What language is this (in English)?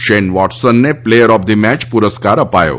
Gujarati